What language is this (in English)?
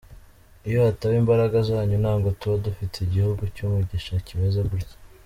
Kinyarwanda